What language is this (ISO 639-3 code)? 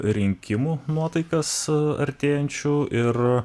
lit